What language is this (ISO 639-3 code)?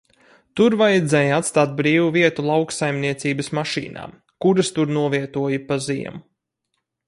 lav